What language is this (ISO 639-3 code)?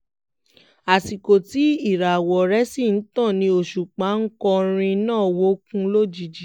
yor